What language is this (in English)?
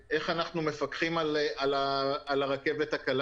Hebrew